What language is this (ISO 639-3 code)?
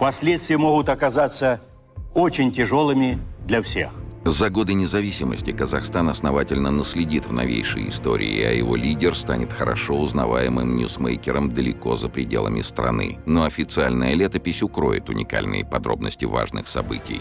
rus